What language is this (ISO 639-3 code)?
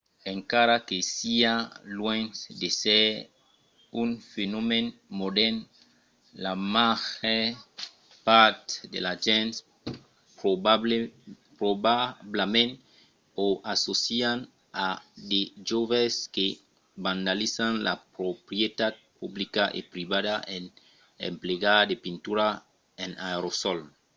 oci